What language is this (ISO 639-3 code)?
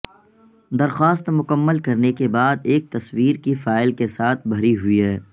urd